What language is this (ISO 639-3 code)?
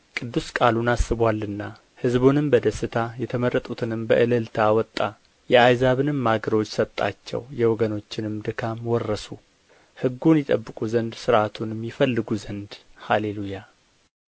amh